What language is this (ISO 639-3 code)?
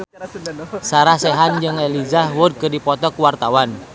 sun